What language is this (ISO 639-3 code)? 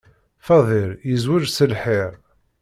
kab